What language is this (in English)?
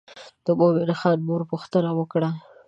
Pashto